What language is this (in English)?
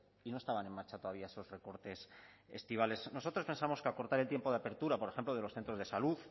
Spanish